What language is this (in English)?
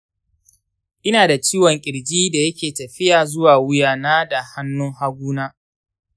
Hausa